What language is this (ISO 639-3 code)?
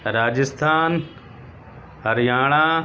urd